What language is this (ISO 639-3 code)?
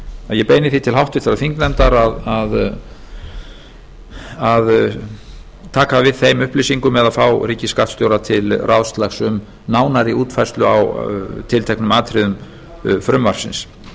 isl